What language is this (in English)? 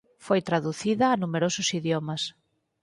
Galician